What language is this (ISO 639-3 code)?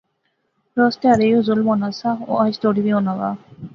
phr